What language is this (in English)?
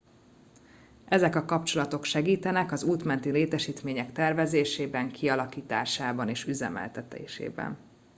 Hungarian